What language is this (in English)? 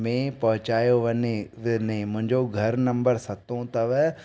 Sindhi